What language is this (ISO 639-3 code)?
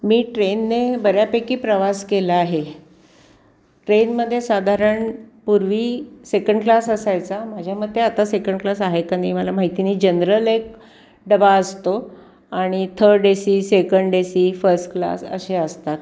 mar